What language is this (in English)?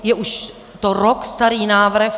Czech